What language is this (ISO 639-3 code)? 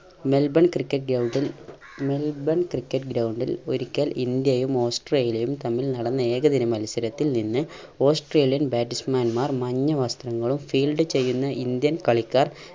mal